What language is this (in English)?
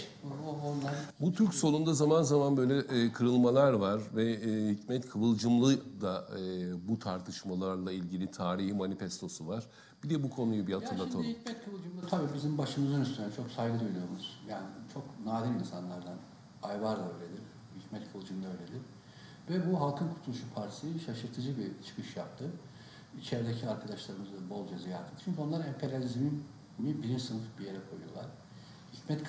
Turkish